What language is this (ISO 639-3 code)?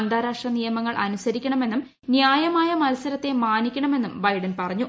mal